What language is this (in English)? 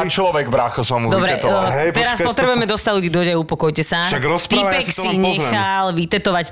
Slovak